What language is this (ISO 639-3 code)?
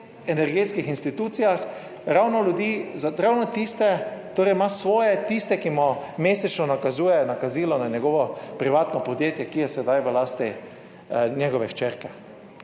slv